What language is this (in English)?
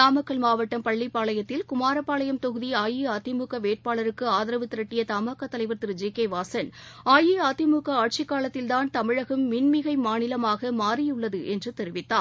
Tamil